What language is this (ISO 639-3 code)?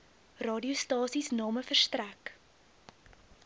afr